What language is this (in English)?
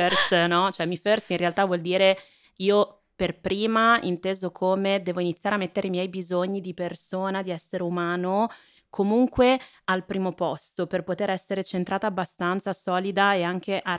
Italian